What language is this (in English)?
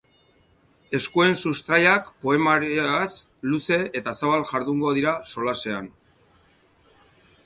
Basque